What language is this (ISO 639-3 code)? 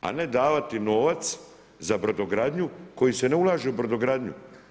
hrv